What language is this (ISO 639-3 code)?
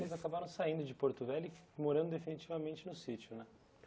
por